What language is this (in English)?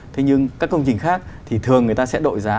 Vietnamese